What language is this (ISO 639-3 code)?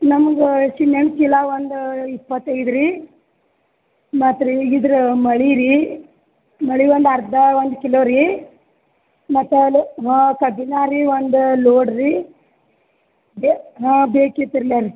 kan